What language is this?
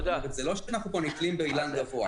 Hebrew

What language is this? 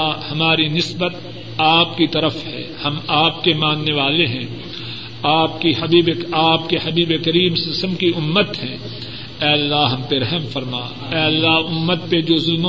Urdu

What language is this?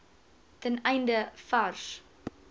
Afrikaans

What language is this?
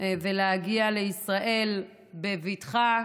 Hebrew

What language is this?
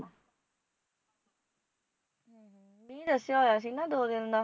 Punjabi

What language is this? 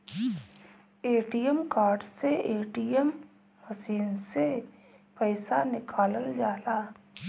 Bhojpuri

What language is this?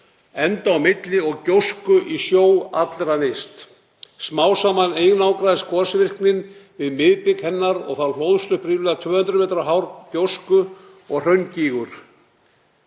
Icelandic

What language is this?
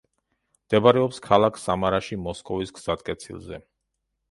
Georgian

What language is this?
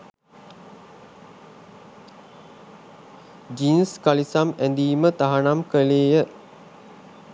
Sinhala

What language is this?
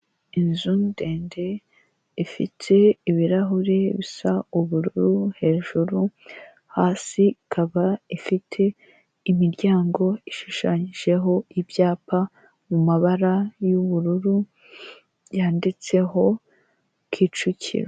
Kinyarwanda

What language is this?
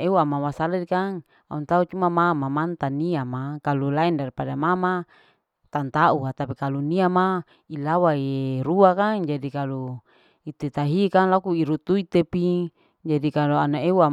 Larike-Wakasihu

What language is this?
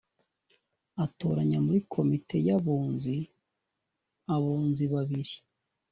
Kinyarwanda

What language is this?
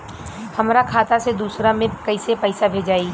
Bhojpuri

